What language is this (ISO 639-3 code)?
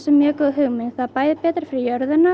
isl